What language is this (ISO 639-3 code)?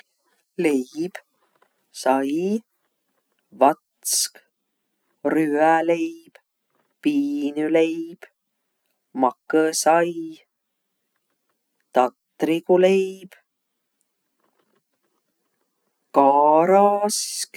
vro